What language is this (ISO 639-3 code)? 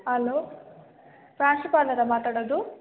kan